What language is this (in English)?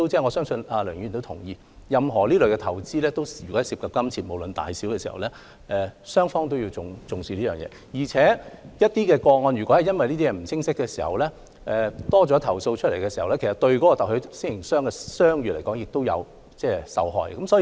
Cantonese